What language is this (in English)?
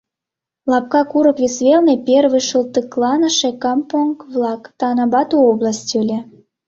Mari